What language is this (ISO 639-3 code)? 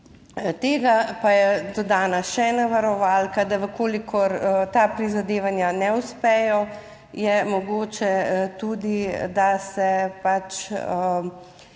slv